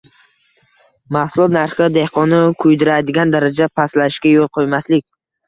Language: Uzbek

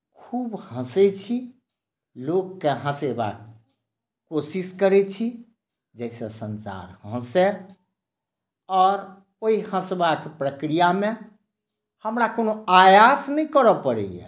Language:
Maithili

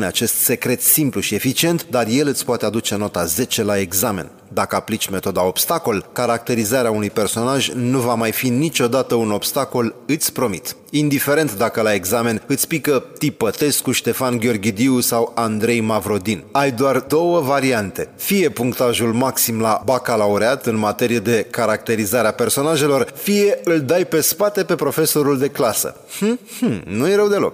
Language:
Romanian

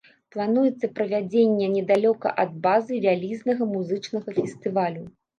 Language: Belarusian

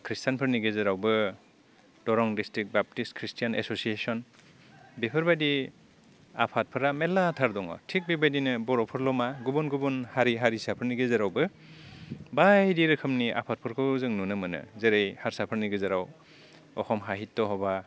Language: Bodo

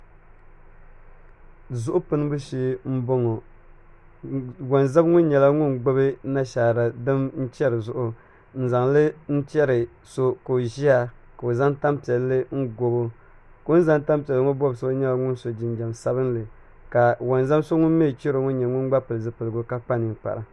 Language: Dagbani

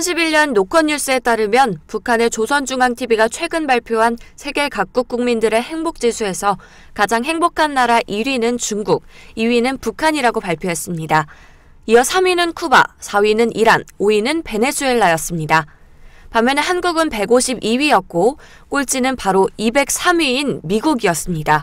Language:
Korean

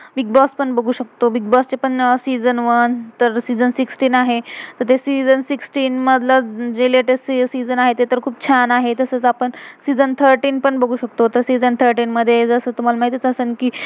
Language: Marathi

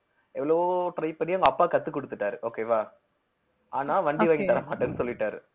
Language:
Tamil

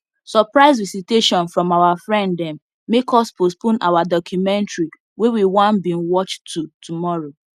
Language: Nigerian Pidgin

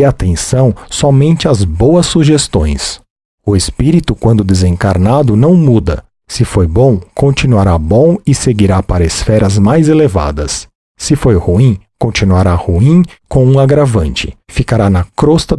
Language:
Portuguese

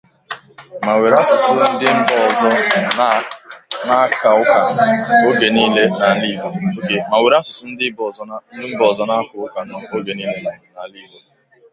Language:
Igbo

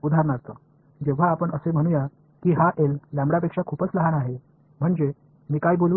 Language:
Marathi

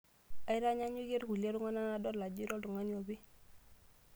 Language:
Masai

